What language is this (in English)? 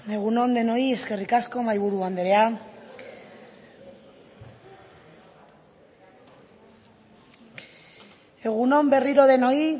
Basque